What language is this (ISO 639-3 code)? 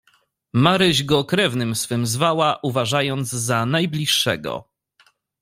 pol